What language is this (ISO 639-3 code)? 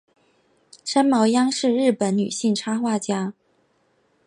zho